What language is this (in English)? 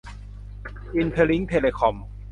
Thai